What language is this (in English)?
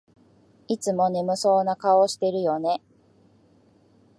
Japanese